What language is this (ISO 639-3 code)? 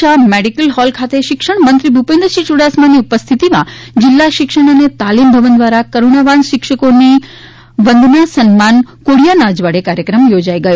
guj